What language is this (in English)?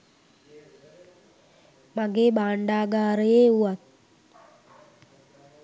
Sinhala